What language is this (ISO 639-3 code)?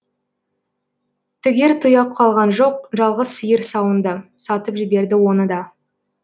kaz